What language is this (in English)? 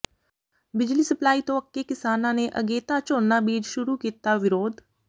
Punjabi